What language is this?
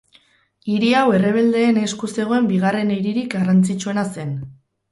Basque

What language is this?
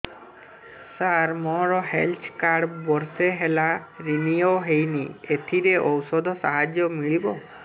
Odia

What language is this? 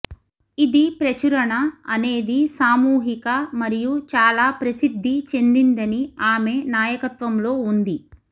Telugu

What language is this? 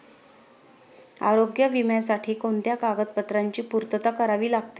Marathi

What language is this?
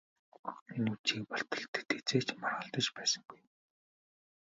Mongolian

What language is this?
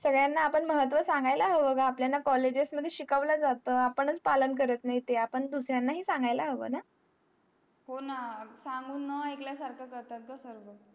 Marathi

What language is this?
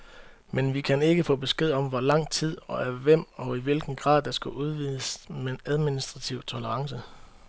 Danish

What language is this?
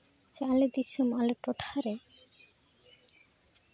Santali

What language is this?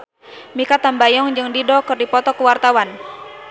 Sundanese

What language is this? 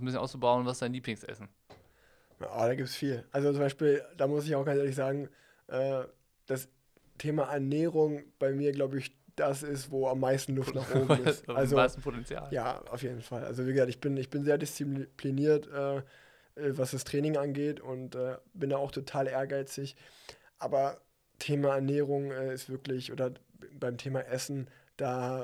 German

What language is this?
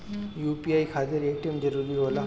Bhojpuri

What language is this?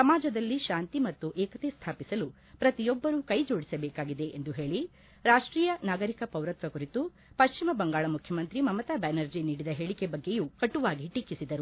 Kannada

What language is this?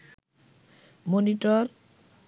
Bangla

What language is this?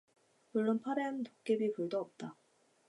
Korean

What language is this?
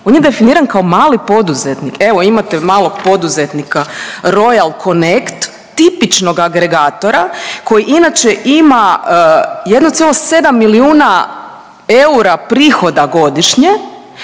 Croatian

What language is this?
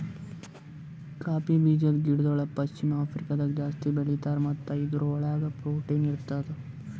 Kannada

